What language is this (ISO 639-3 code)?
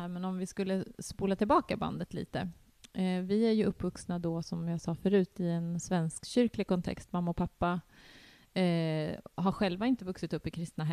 swe